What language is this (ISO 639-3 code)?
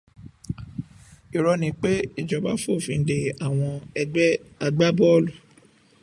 yor